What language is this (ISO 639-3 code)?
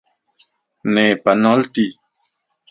ncx